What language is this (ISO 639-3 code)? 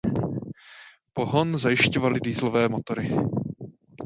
ces